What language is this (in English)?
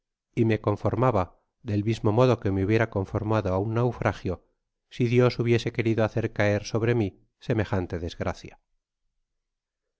Spanish